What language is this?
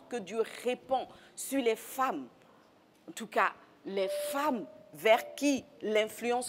French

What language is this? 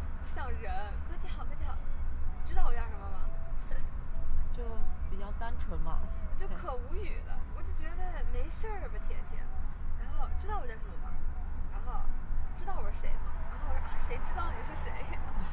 Chinese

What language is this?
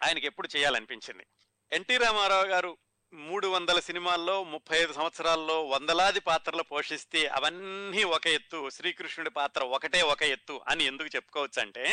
Telugu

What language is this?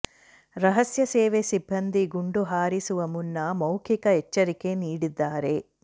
Kannada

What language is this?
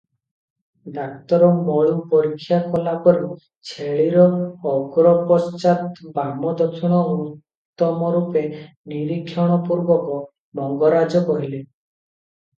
Odia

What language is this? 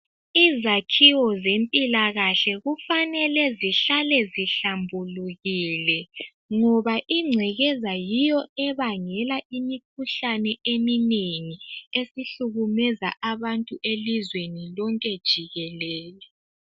North Ndebele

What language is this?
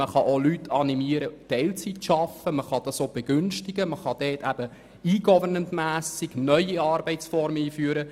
Swiss German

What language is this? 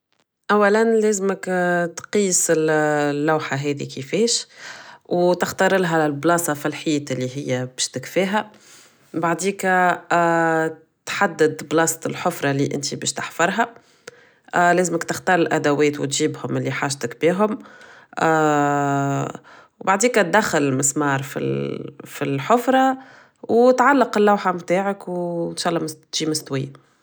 Tunisian Arabic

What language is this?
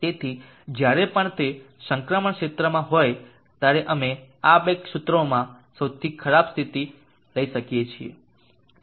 Gujarati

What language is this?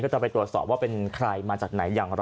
Thai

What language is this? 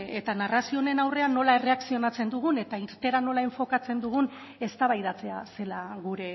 Basque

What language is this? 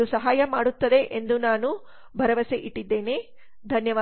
Kannada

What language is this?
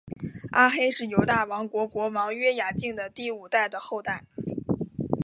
Chinese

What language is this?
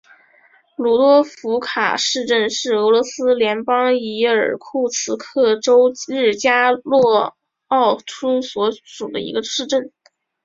Chinese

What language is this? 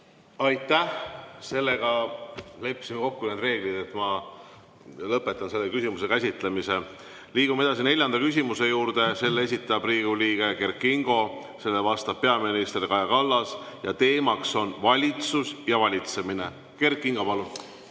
Estonian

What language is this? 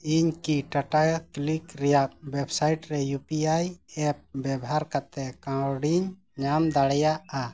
Santali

